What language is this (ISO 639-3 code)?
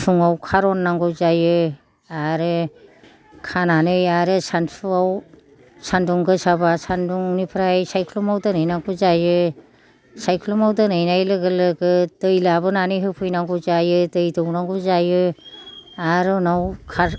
brx